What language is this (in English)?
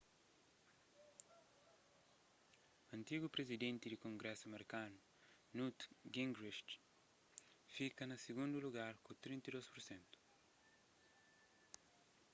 Kabuverdianu